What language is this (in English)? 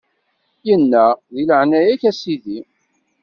Kabyle